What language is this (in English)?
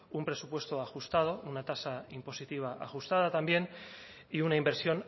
Spanish